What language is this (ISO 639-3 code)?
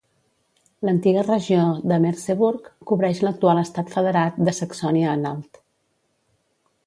cat